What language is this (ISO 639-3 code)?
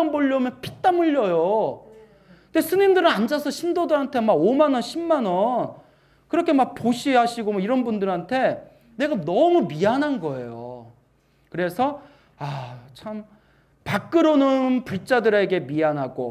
kor